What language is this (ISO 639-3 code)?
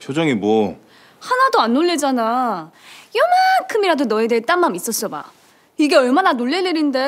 kor